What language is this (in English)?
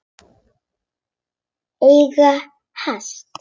Icelandic